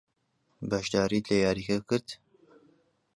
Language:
Central Kurdish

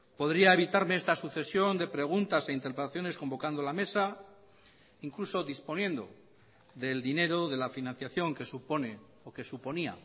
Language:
Spanish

